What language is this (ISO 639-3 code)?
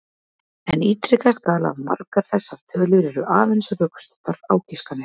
isl